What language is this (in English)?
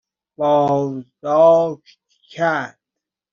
Persian